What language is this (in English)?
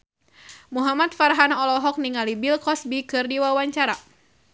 Sundanese